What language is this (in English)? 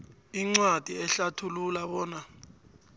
South Ndebele